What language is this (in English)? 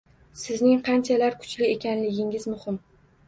Uzbek